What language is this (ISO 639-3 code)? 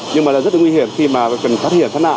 vie